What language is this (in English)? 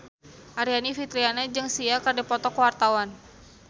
Sundanese